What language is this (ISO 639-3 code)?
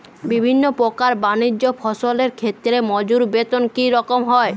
ben